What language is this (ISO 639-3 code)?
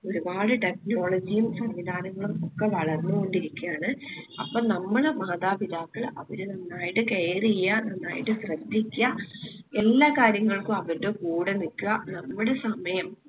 mal